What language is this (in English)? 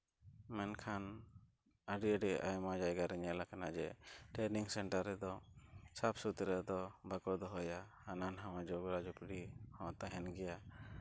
Santali